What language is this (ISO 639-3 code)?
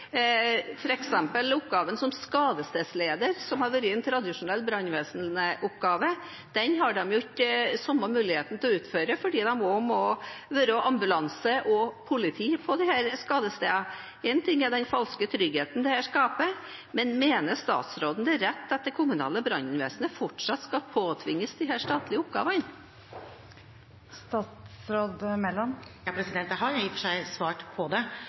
nob